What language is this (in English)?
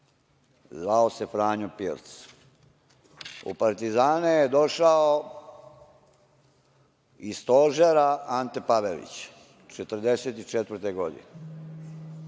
Serbian